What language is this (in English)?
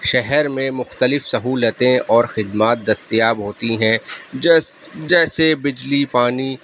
Urdu